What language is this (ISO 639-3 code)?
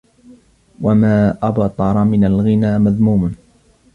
ara